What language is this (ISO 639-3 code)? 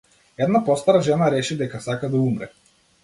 mkd